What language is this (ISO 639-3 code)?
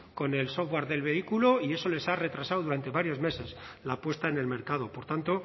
spa